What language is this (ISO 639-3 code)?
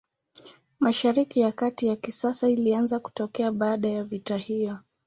swa